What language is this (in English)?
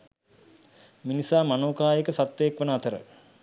Sinhala